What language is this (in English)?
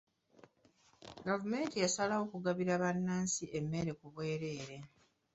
Ganda